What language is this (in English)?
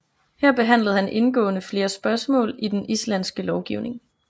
Danish